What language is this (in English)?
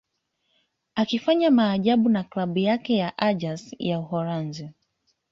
Swahili